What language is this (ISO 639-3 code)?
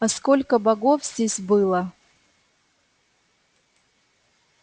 rus